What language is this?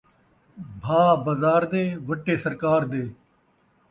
Saraiki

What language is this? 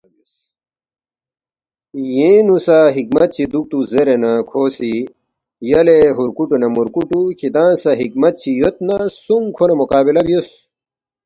Balti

